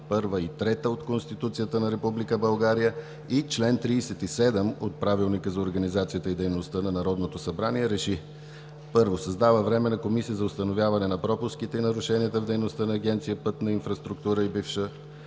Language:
Bulgarian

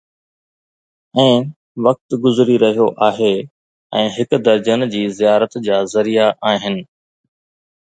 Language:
Sindhi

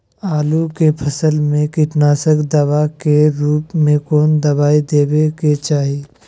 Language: Magahi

